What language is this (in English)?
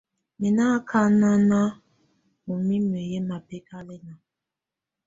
Tunen